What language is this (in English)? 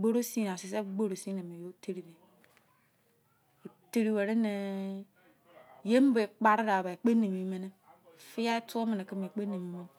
Izon